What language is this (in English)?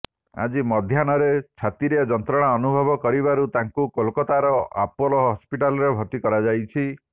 Odia